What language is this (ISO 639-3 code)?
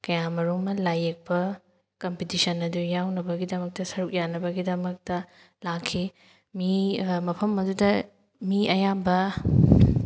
mni